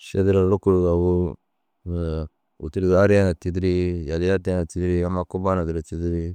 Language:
Dazaga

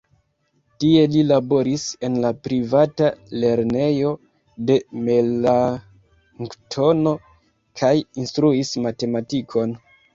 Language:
Esperanto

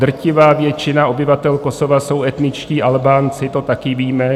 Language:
Czech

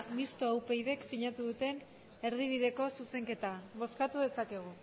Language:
Basque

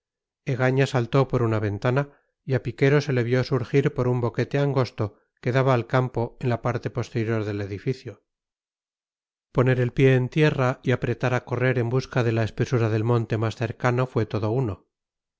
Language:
Spanish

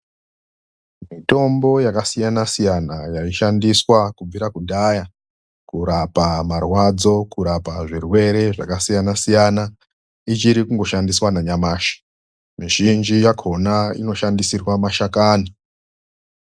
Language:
Ndau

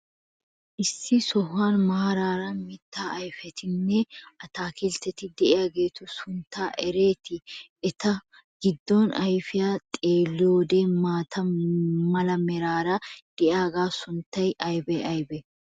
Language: Wolaytta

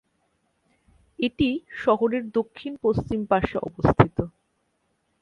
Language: Bangla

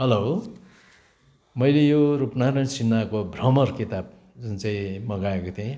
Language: Nepali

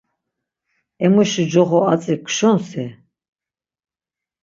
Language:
Laz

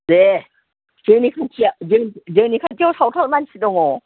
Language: Bodo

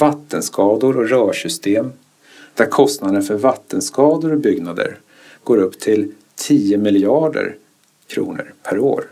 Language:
Swedish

